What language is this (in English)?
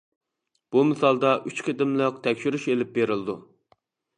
Uyghur